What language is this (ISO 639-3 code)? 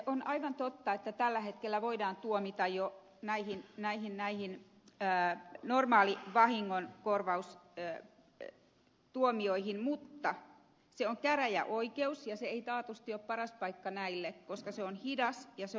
fin